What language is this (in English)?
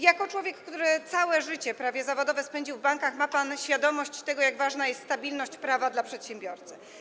Polish